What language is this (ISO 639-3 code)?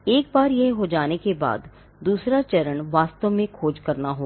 hin